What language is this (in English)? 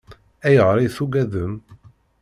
Kabyle